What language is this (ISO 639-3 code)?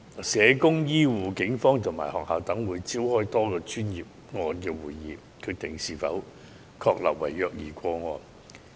yue